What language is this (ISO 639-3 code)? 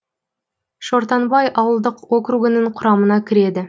kaz